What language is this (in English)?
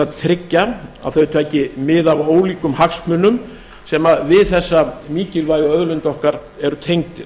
Icelandic